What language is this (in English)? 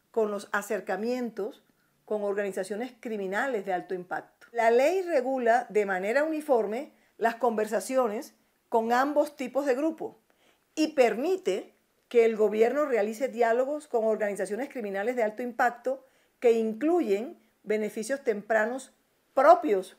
Spanish